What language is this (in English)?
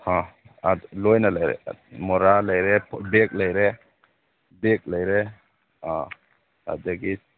Manipuri